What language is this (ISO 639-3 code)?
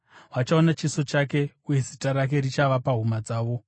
sna